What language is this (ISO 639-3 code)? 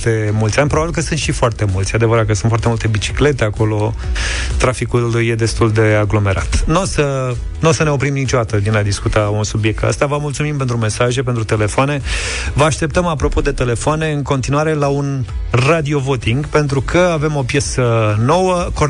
ron